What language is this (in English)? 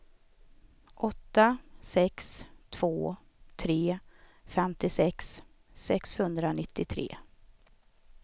Swedish